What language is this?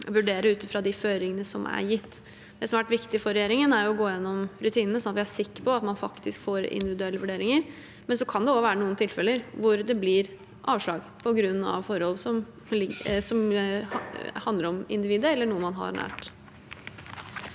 Norwegian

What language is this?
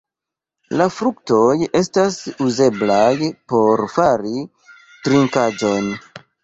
Esperanto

